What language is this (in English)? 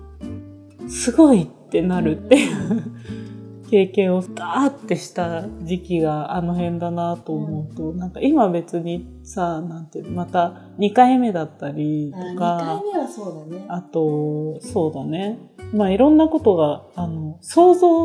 Japanese